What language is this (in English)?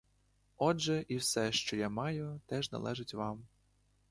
Ukrainian